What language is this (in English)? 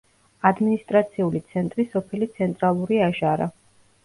Georgian